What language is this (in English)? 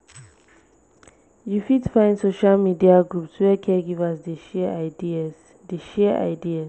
Nigerian Pidgin